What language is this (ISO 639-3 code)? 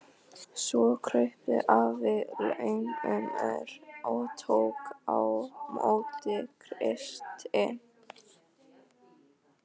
isl